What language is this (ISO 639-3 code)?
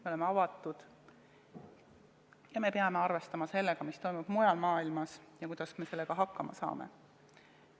est